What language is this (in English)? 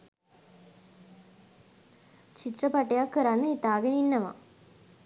Sinhala